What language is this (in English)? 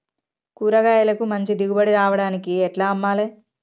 Telugu